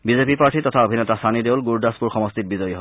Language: Assamese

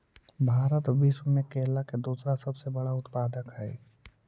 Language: Magahi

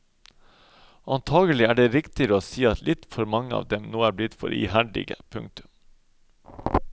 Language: Norwegian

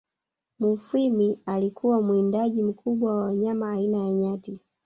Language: Swahili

